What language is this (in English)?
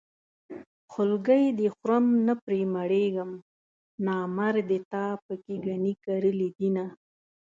Pashto